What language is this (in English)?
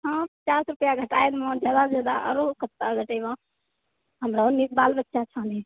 Maithili